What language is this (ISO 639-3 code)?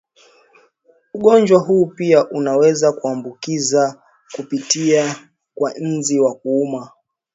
swa